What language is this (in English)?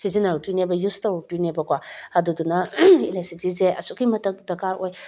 Manipuri